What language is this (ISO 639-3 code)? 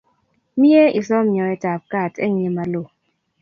kln